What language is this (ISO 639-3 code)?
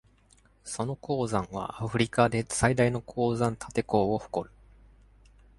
jpn